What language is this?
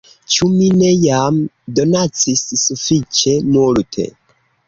Esperanto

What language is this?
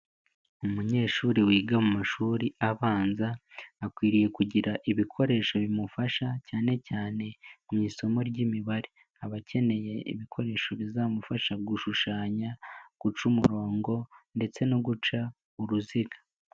Kinyarwanda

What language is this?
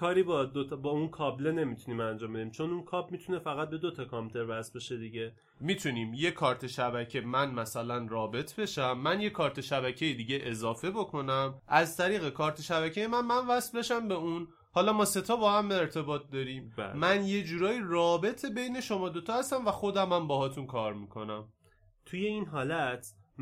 Persian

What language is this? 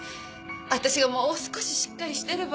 Japanese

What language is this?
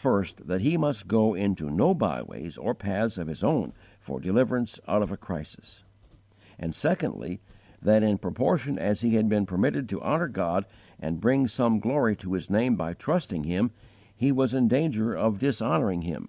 English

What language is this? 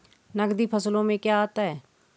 Hindi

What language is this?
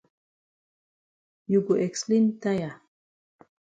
Cameroon Pidgin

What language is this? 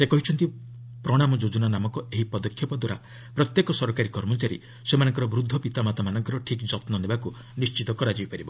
Odia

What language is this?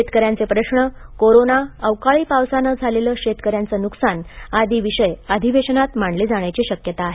Marathi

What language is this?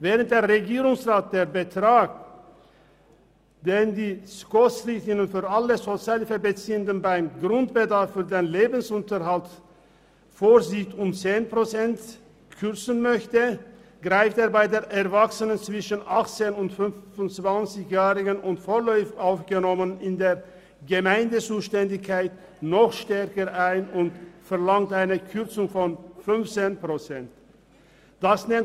Swiss German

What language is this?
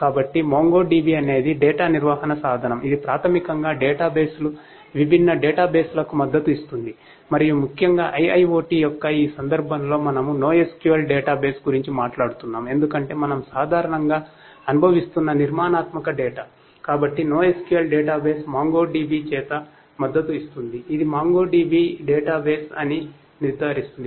Telugu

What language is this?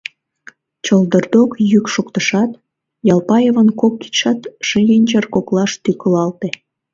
Mari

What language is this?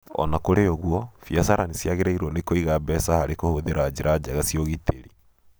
Kikuyu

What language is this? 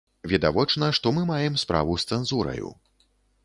Belarusian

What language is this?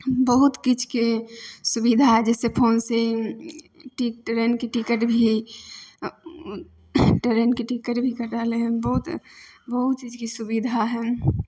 Maithili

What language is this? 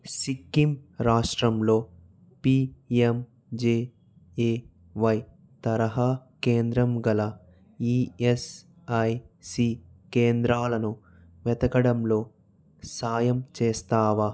Telugu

